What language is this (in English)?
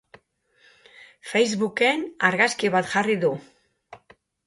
Basque